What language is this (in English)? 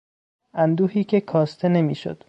Persian